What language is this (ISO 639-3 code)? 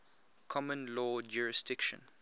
eng